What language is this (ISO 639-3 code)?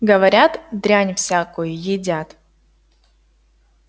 rus